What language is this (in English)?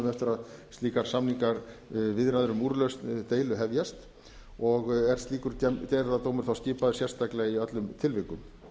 Icelandic